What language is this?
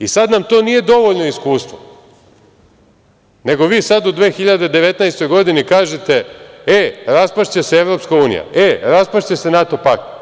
Serbian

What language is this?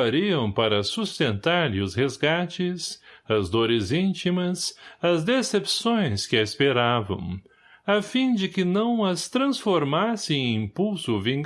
Portuguese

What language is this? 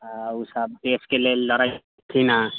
Maithili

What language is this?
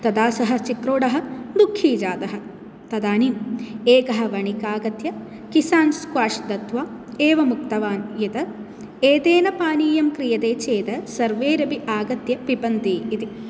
Sanskrit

